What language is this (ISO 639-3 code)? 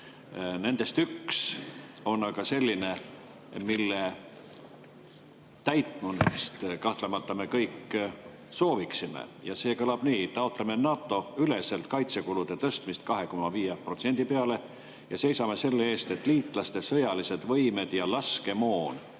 est